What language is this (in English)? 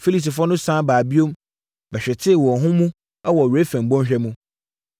Akan